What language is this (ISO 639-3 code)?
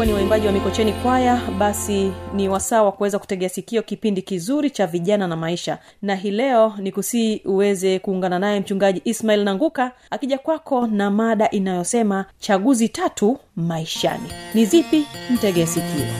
swa